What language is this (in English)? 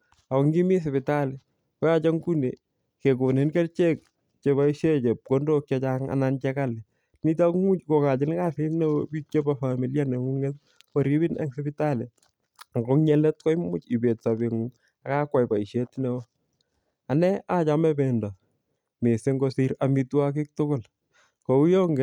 Kalenjin